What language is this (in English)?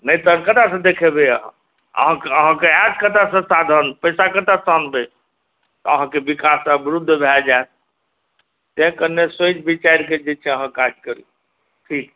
Maithili